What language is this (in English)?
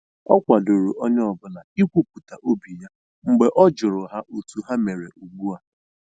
Igbo